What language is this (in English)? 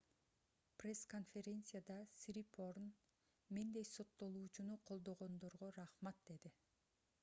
Kyrgyz